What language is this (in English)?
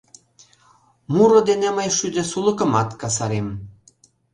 Mari